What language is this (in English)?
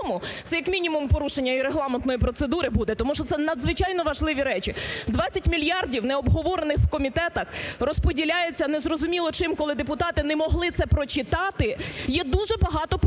Ukrainian